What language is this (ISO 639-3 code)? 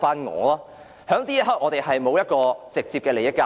yue